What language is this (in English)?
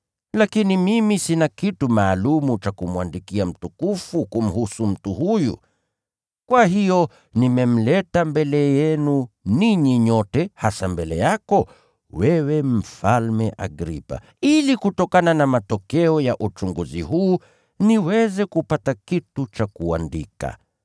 Swahili